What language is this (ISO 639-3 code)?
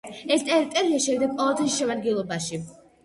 kat